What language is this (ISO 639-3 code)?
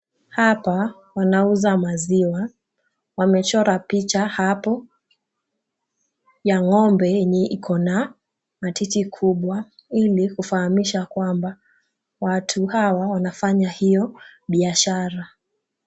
swa